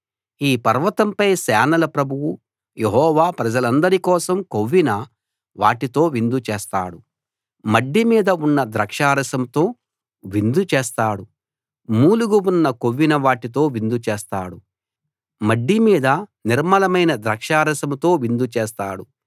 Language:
Telugu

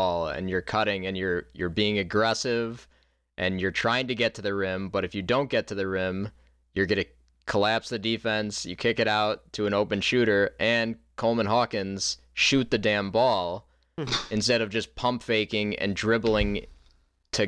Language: English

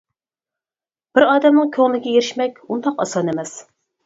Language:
Uyghur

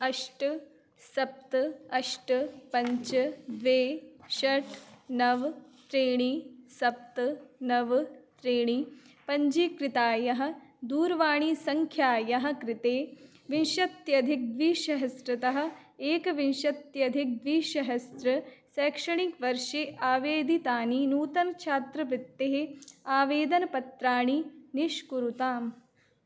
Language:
Sanskrit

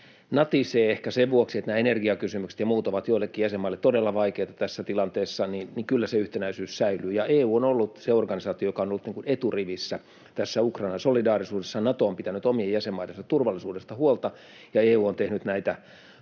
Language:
Finnish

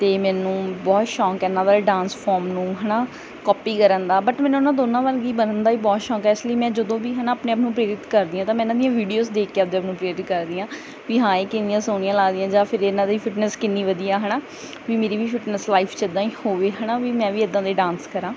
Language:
Punjabi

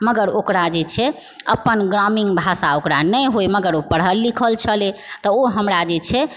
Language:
Maithili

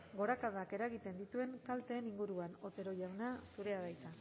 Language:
Basque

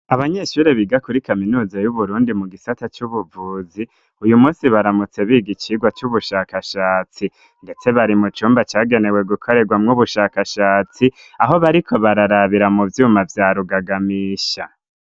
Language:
Rundi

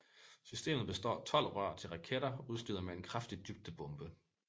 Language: Danish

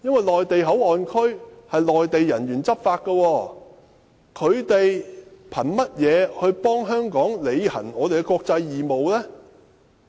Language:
Cantonese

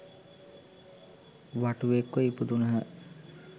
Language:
Sinhala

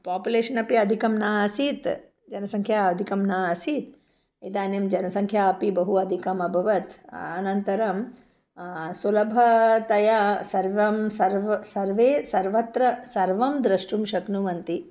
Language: Sanskrit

